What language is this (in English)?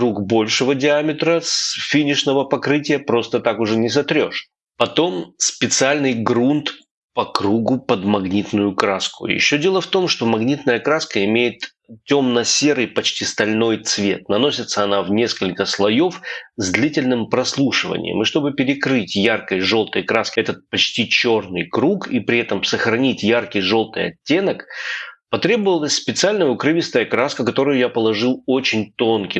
Russian